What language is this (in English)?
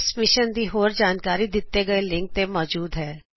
Punjabi